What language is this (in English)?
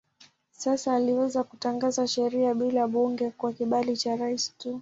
Swahili